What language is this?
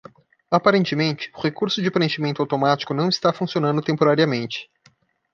Portuguese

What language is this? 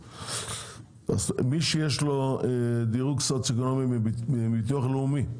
Hebrew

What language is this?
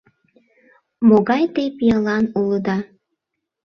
Mari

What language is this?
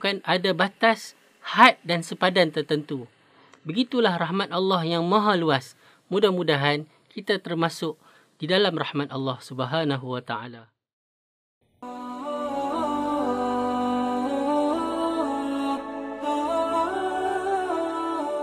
Malay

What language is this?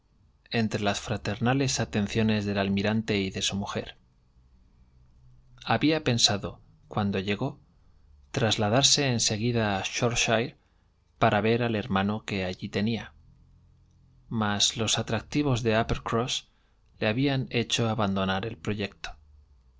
Spanish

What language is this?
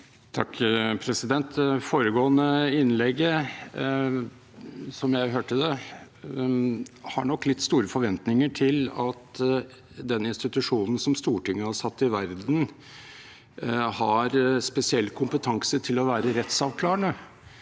Norwegian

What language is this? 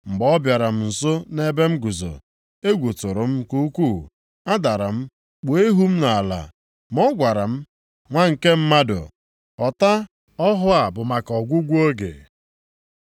Igbo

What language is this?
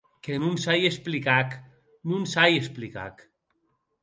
Occitan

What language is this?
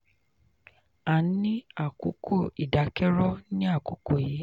Yoruba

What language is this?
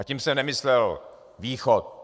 Czech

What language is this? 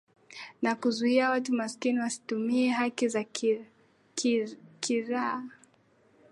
Swahili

